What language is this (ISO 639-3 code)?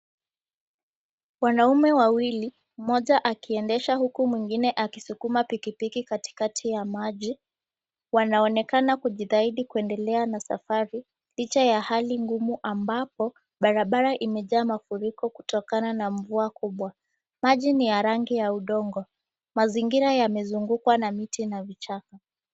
swa